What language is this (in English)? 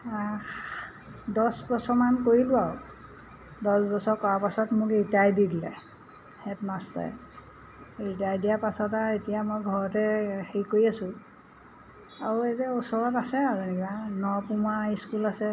Assamese